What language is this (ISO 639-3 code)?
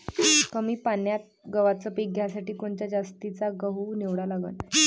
mar